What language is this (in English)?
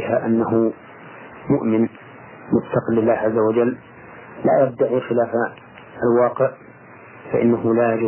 Arabic